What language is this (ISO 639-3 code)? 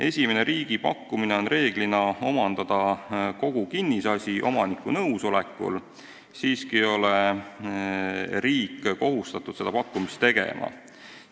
est